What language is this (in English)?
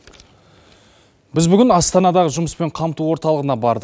Kazakh